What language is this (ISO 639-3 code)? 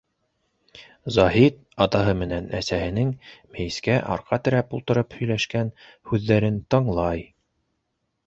bak